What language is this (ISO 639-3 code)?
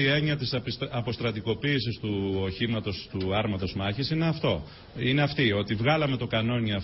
ell